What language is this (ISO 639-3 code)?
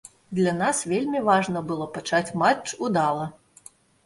bel